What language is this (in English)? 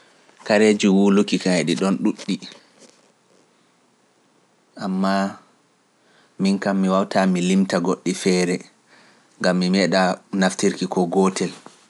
Pular